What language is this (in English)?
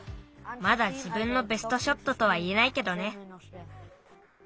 Japanese